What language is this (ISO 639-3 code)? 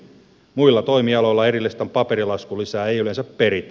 fin